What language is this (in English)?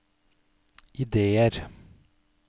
Norwegian